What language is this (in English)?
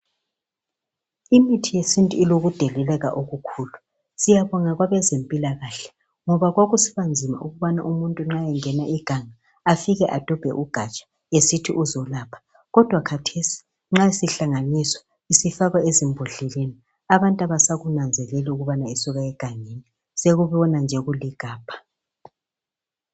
North Ndebele